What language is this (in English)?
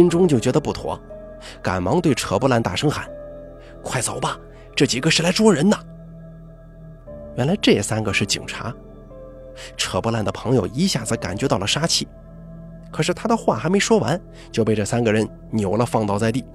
Chinese